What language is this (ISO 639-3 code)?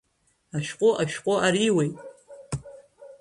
abk